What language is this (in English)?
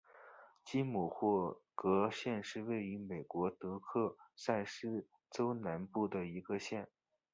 Chinese